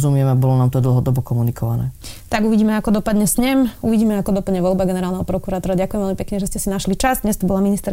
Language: Slovak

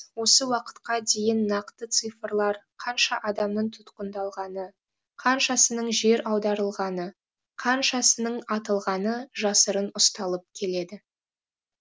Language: Kazakh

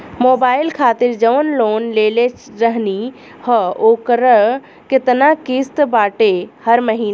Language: Bhojpuri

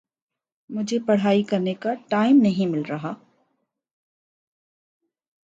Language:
Urdu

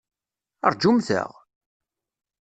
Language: Kabyle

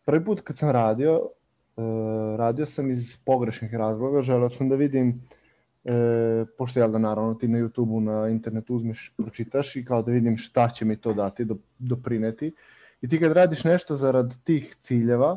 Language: Croatian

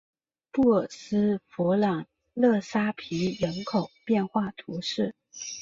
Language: Chinese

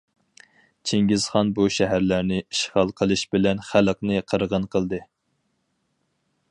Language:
Uyghur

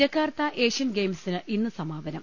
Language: Malayalam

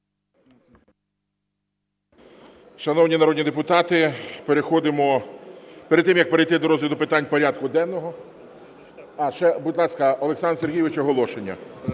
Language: Ukrainian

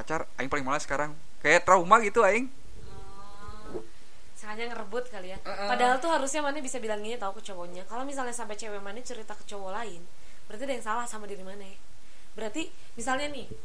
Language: Indonesian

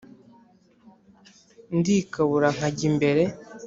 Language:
Kinyarwanda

